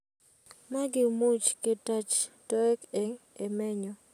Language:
Kalenjin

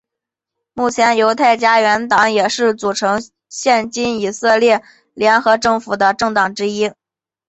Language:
Chinese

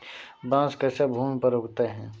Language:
Hindi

